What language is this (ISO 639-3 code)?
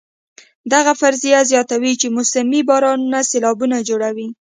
pus